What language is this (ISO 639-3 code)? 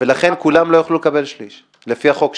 heb